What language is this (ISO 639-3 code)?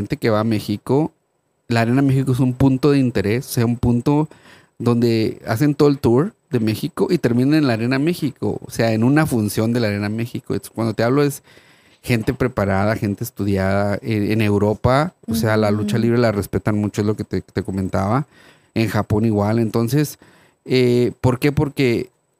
spa